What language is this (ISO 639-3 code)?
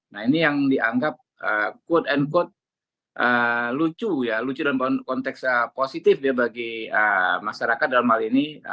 ind